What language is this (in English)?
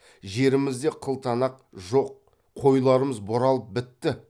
Kazakh